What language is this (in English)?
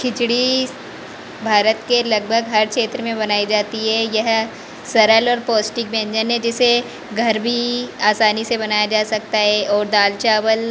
Hindi